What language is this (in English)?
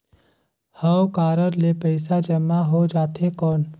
Chhattisgarhi